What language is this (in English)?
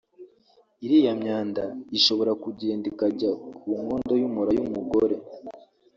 Kinyarwanda